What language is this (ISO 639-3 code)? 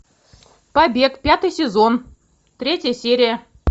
rus